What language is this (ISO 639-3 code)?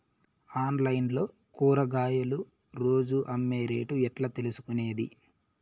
tel